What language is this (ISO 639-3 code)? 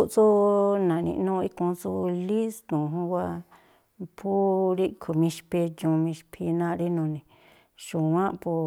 tpl